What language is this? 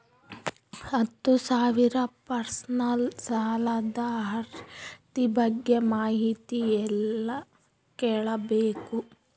Kannada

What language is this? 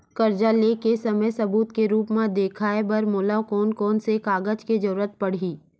Chhattisgarhi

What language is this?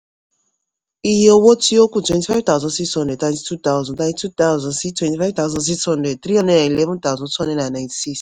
Yoruba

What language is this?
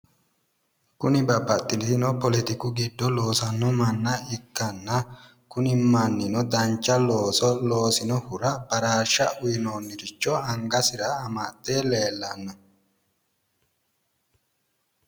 Sidamo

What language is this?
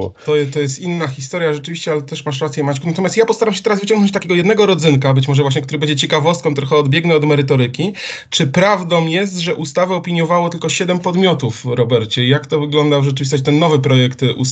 Polish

